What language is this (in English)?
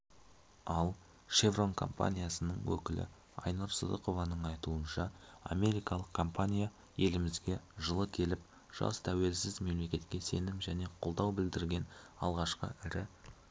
Kazakh